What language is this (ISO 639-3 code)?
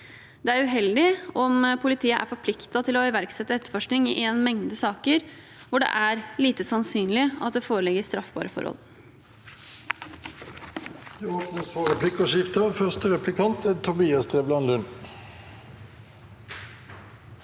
nor